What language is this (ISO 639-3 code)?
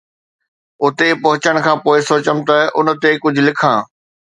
snd